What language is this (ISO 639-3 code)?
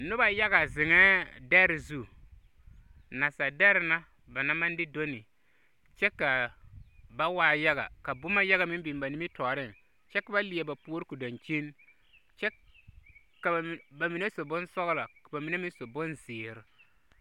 dga